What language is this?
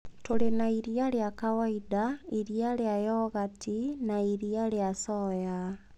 Kikuyu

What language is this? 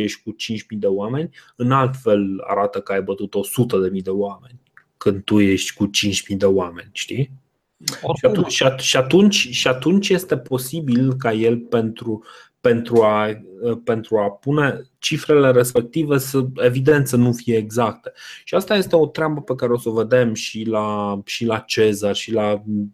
Romanian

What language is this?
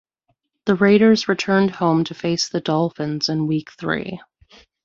English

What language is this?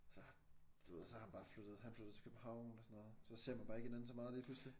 Danish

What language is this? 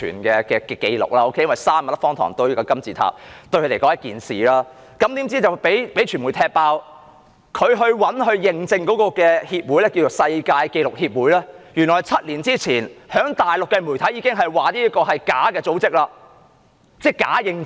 Cantonese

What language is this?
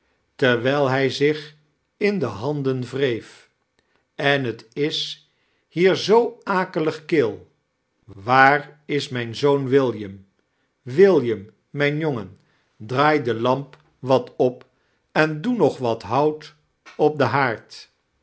Dutch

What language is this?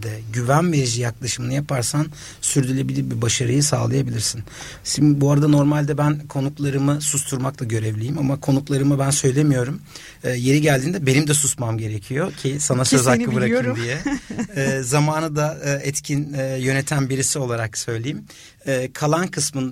Turkish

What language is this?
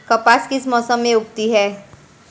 Hindi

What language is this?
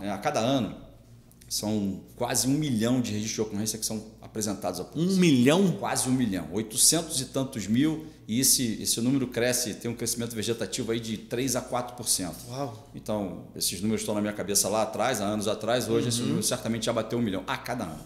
Portuguese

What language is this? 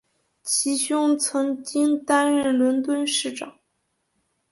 Chinese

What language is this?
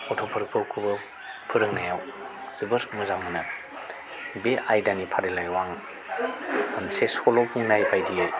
Bodo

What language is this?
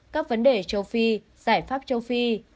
Vietnamese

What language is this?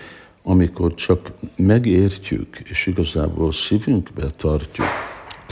Hungarian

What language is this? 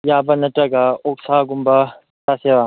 Manipuri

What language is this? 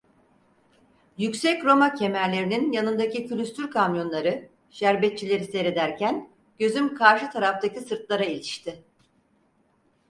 Turkish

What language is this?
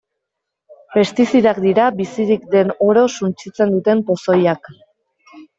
Basque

